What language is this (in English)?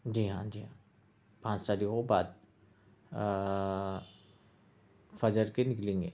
Urdu